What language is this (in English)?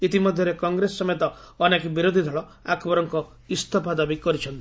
Odia